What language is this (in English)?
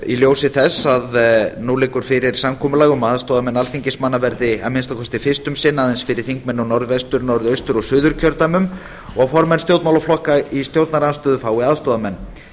Icelandic